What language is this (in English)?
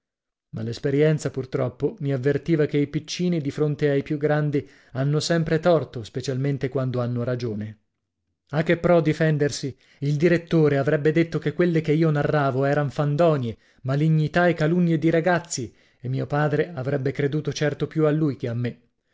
Italian